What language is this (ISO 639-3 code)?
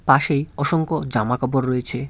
ben